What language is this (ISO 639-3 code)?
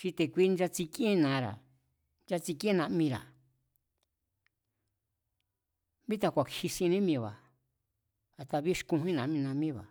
vmz